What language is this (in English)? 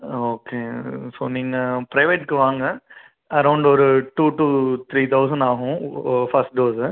Tamil